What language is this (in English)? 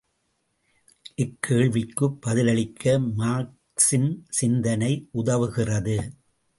Tamil